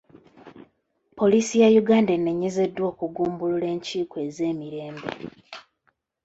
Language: Ganda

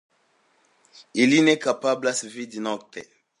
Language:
Esperanto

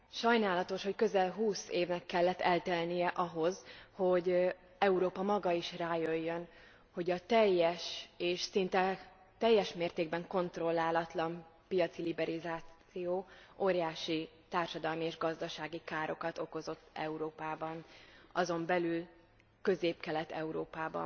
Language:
Hungarian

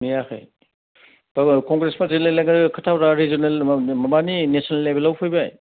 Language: Bodo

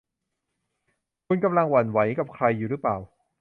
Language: Thai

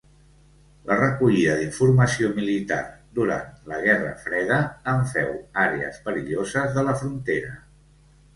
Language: Catalan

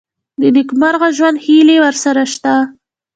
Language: Pashto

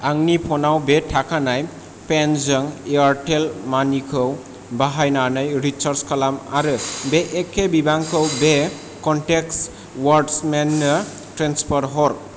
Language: Bodo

